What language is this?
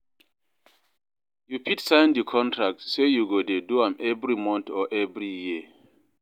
Nigerian Pidgin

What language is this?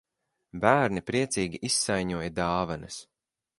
Latvian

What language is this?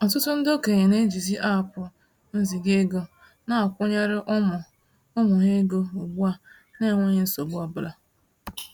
Igbo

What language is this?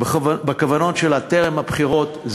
Hebrew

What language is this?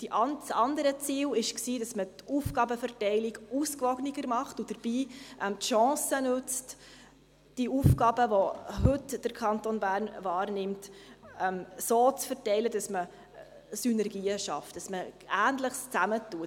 Swiss German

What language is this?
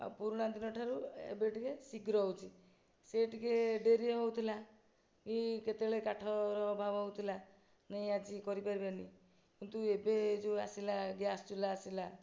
Odia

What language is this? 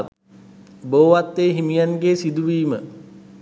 Sinhala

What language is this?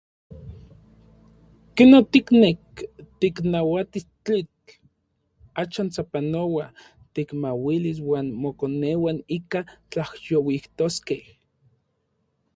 Orizaba Nahuatl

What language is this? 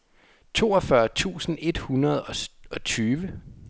Danish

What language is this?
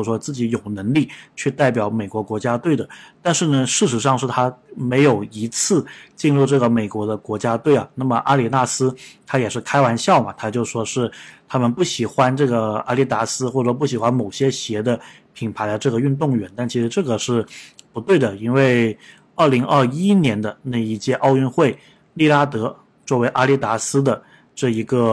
Chinese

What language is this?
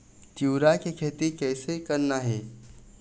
Chhattisgarhi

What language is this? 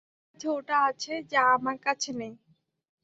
Bangla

